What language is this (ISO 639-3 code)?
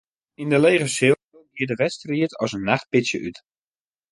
fry